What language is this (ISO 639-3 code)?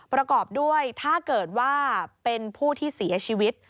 tha